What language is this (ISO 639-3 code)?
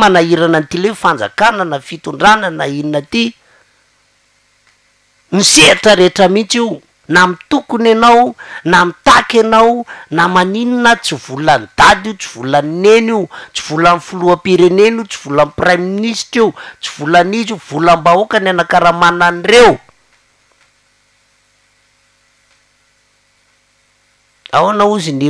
ron